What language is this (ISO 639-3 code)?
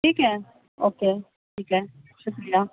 urd